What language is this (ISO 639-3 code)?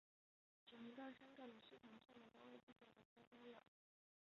zho